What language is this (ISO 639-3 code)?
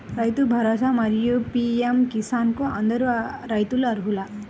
tel